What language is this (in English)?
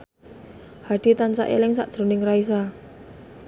Javanese